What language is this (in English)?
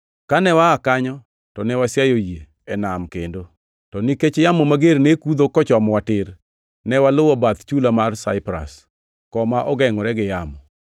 Luo (Kenya and Tanzania)